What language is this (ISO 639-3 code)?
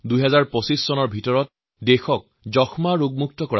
asm